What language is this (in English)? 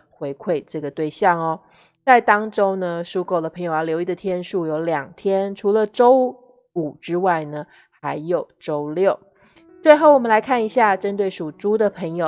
Chinese